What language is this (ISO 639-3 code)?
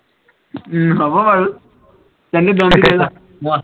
asm